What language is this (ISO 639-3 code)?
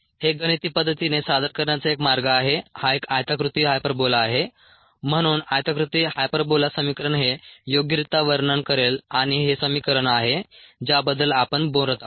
mar